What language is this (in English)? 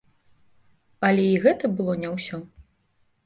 Belarusian